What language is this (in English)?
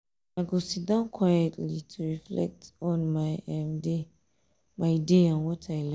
Nigerian Pidgin